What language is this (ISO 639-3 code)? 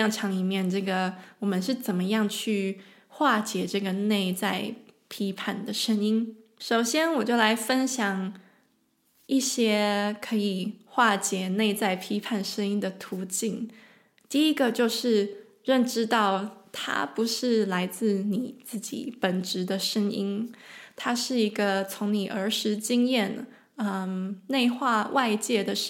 zho